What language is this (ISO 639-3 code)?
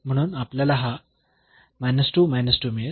mar